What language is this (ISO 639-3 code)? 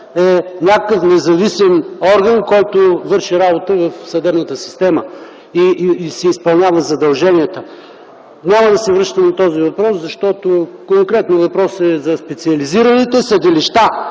bul